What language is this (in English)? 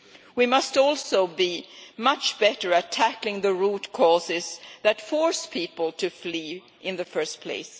English